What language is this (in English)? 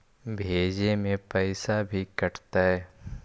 Magahi